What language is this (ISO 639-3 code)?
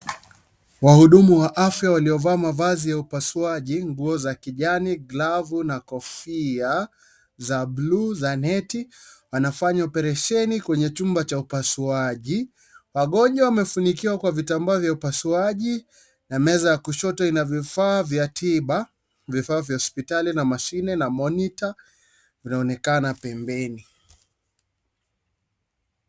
swa